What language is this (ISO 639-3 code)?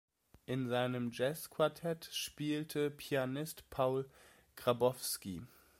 deu